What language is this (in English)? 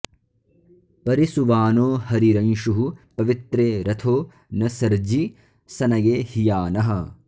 Sanskrit